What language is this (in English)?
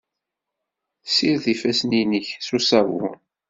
Kabyle